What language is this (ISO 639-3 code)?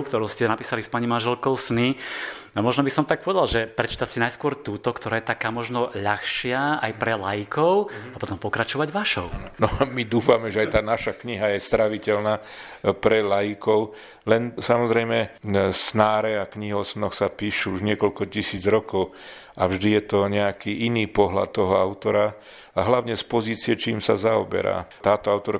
slk